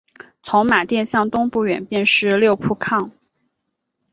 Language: Chinese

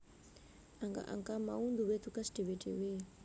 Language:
Javanese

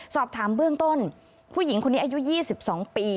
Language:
Thai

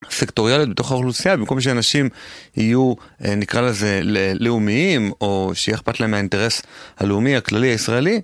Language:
Hebrew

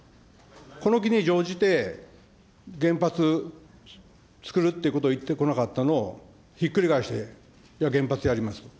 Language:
Japanese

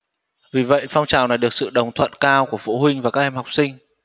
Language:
Vietnamese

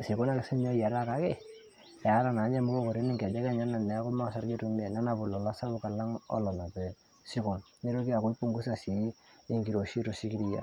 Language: Masai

